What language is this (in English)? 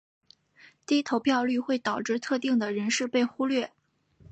Chinese